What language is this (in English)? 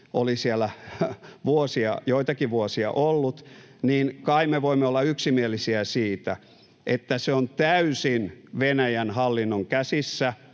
Finnish